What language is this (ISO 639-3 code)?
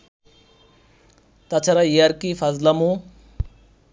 ben